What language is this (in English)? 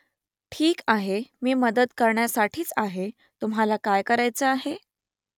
Marathi